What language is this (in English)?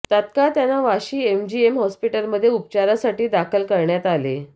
Marathi